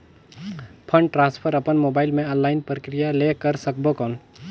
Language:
Chhattisgarhi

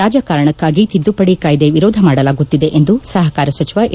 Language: Kannada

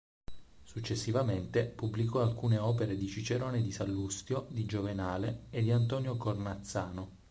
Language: Italian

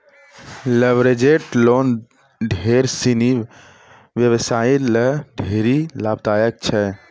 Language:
Maithili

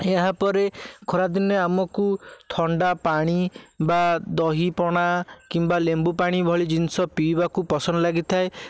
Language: Odia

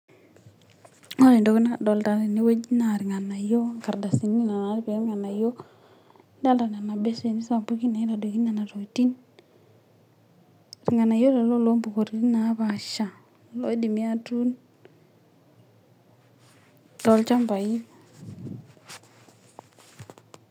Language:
Masai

